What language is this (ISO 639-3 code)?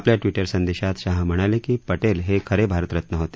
mar